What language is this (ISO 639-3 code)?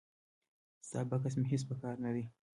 pus